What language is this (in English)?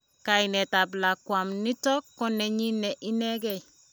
Kalenjin